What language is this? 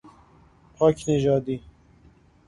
Persian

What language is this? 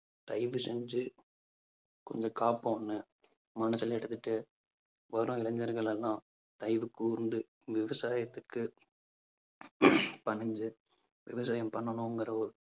Tamil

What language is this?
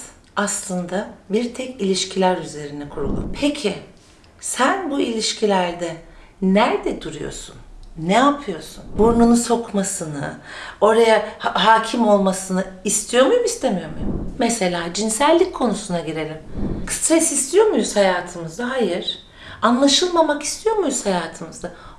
Turkish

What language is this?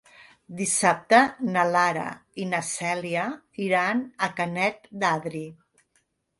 Catalan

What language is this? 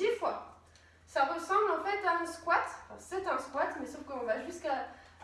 French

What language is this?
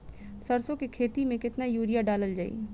Bhojpuri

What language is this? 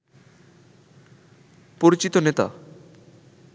Bangla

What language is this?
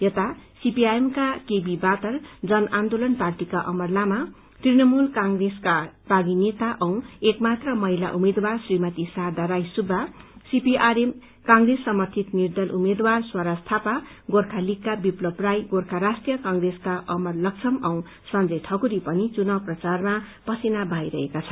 Nepali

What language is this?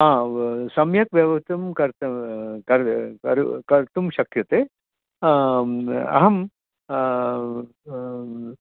Sanskrit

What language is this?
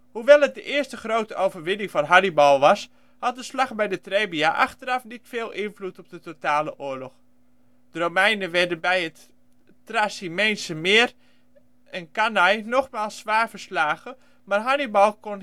Dutch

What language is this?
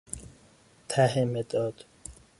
Persian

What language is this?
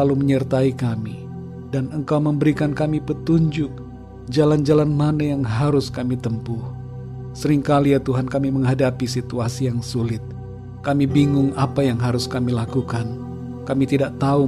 Indonesian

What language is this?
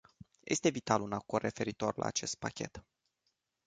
Romanian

